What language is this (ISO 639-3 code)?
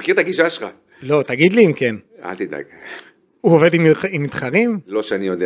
heb